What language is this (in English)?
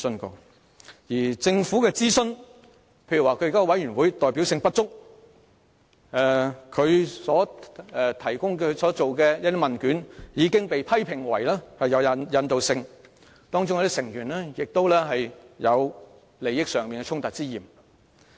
Cantonese